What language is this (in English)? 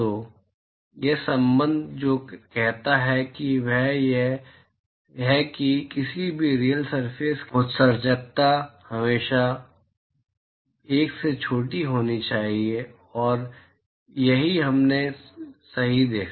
Hindi